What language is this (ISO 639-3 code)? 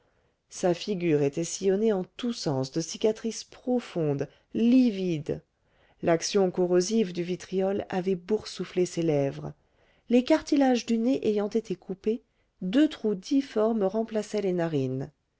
fra